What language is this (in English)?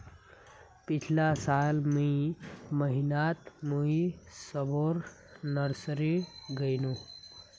Magahi